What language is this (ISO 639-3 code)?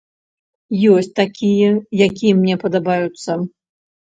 bel